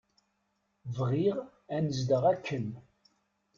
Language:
Kabyle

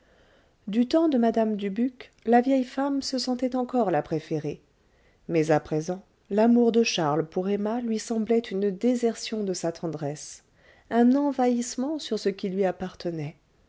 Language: French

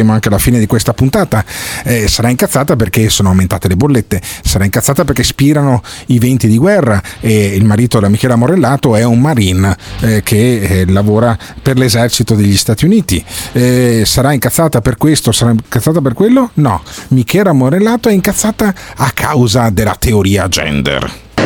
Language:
Italian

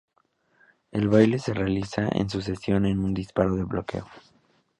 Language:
Spanish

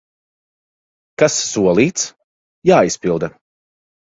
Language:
Latvian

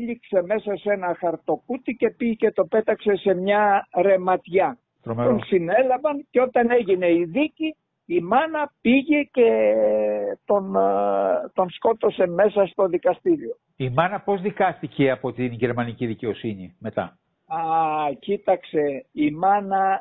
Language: Greek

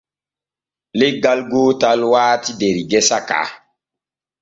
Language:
Borgu Fulfulde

